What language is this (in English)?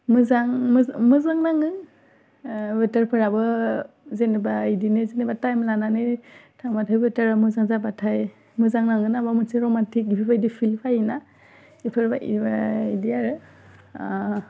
Bodo